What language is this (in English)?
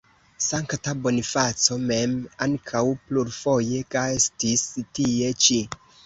Esperanto